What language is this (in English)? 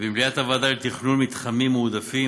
Hebrew